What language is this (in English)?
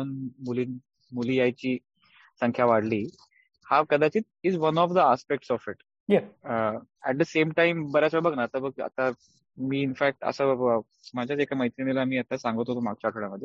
Marathi